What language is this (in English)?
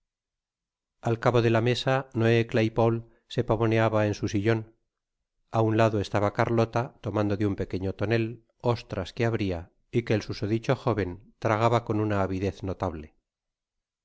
Spanish